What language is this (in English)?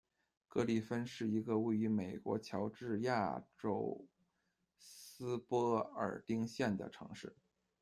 Chinese